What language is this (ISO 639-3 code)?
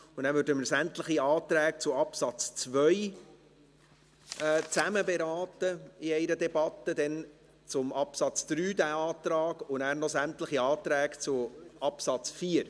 gsw